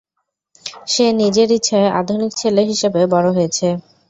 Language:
Bangla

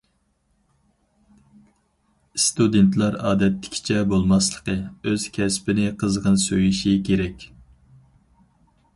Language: Uyghur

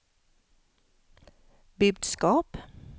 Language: Swedish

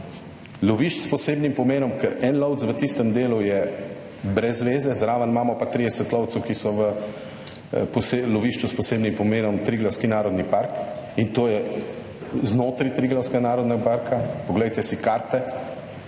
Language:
Slovenian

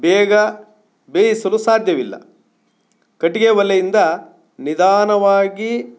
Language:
Kannada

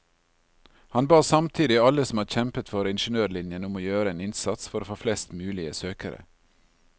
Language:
Norwegian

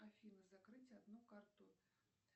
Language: Russian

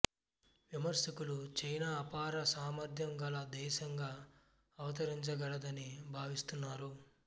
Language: Telugu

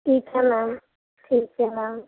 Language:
Urdu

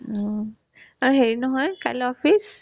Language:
Assamese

